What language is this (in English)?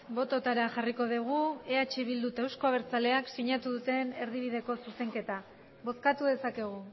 Basque